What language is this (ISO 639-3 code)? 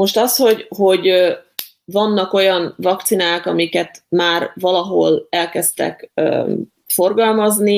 hun